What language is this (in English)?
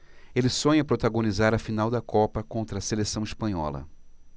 Portuguese